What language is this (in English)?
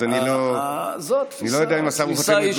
Hebrew